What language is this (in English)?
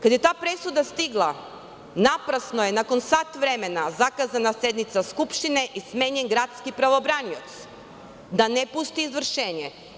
Serbian